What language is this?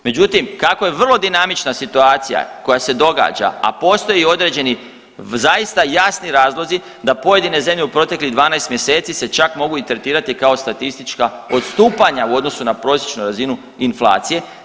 Croatian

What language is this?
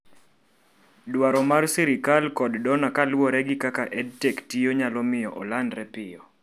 Luo (Kenya and Tanzania)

